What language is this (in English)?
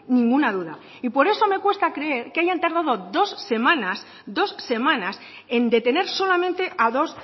Spanish